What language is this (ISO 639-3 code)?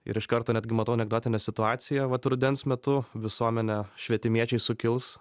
lit